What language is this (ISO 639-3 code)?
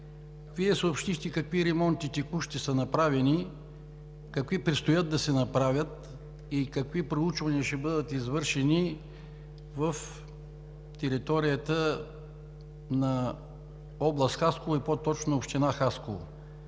bul